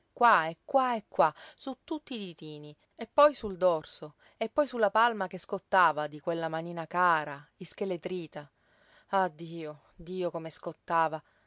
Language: Italian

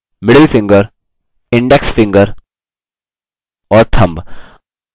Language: Hindi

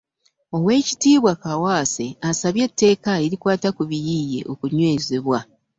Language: Ganda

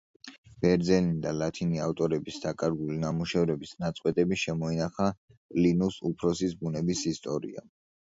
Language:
Georgian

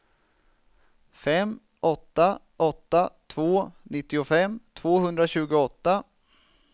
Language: Swedish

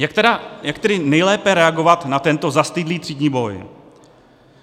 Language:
Czech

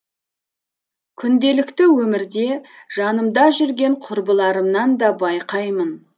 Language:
Kazakh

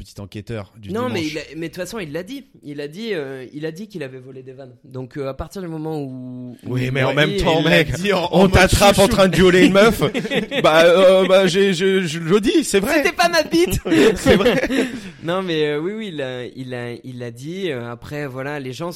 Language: French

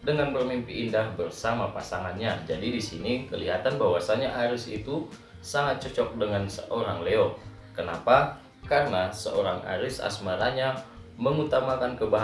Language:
Indonesian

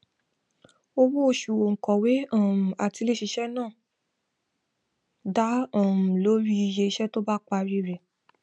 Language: Yoruba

